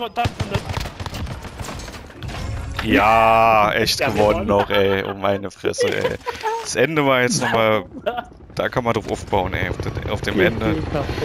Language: German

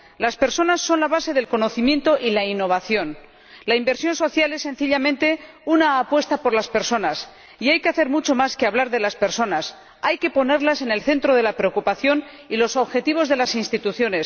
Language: Spanish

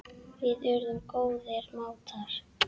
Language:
Icelandic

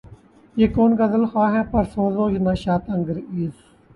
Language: Urdu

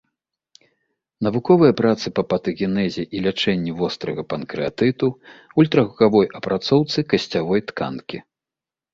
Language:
Belarusian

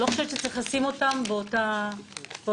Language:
Hebrew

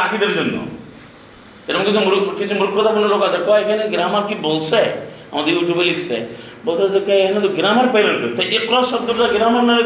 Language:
Bangla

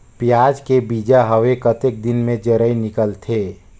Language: Chhattisgarhi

